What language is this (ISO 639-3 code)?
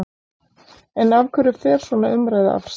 isl